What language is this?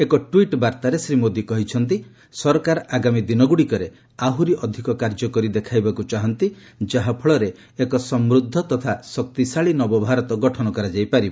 Odia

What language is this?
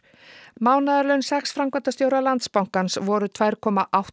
Icelandic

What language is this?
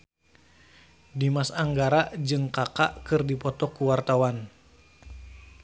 Sundanese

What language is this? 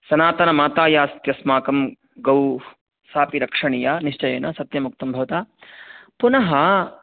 Sanskrit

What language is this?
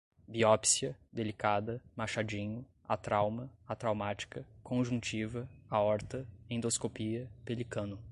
Portuguese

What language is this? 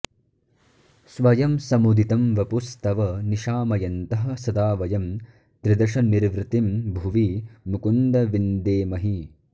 Sanskrit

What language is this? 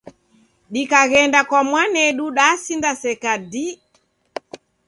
Taita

